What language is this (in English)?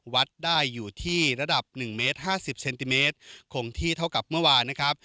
Thai